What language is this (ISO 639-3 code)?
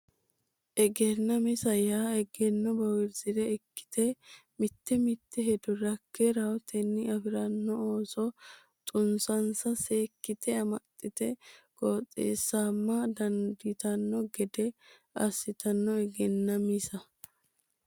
sid